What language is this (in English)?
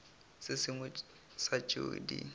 Northern Sotho